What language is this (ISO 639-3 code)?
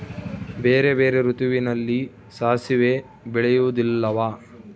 kan